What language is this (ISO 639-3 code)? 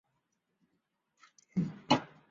zho